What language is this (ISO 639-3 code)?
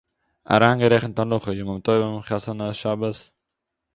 yid